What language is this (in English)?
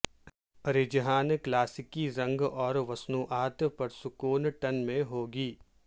Urdu